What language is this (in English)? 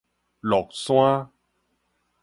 Min Nan Chinese